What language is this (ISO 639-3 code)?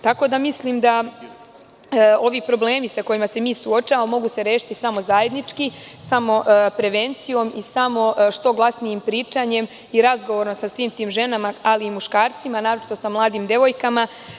srp